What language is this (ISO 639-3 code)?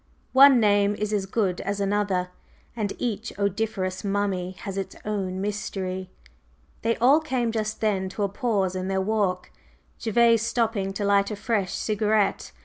eng